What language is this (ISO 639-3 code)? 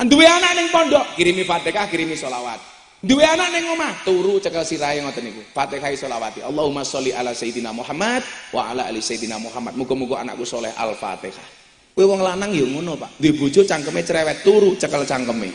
ind